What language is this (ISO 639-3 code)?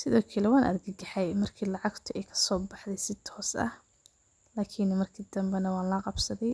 som